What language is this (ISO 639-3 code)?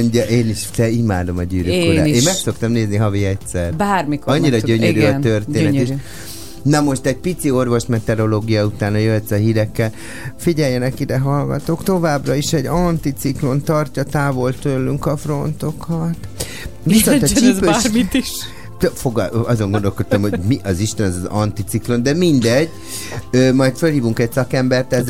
hun